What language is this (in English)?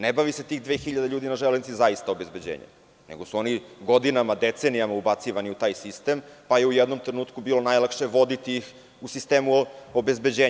Serbian